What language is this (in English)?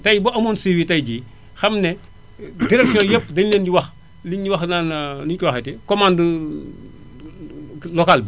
Wolof